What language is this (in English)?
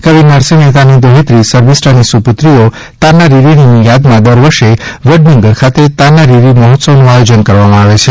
Gujarati